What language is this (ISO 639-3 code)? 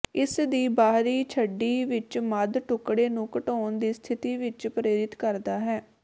pan